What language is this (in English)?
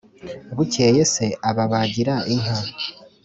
Kinyarwanda